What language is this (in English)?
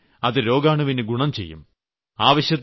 Malayalam